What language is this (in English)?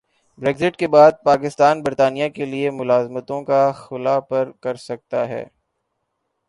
Urdu